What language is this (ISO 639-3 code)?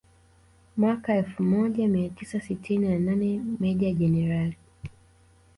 swa